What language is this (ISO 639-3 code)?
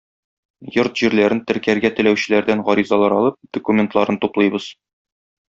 tat